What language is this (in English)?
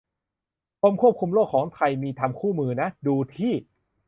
Thai